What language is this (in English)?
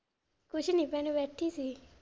Punjabi